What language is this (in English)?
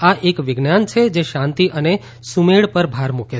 Gujarati